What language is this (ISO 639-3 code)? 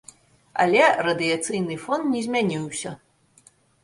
bel